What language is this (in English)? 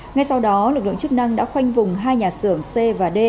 Vietnamese